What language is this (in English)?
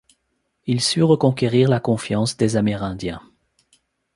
French